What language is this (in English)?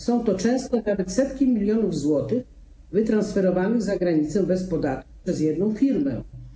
Polish